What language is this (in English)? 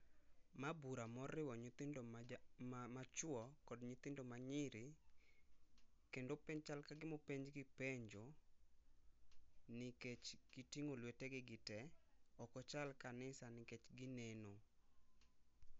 Luo (Kenya and Tanzania)